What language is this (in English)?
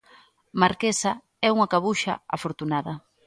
Galician